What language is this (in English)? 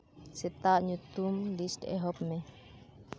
Santali